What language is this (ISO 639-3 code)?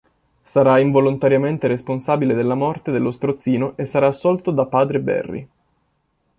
ita